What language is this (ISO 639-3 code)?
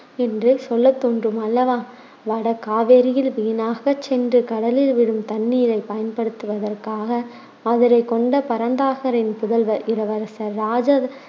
tam